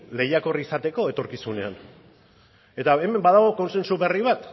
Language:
Basque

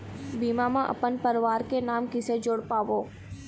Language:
Chhattisgarhi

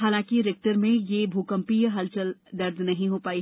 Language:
Hindi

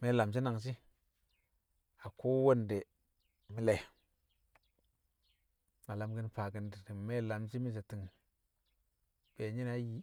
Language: Kamo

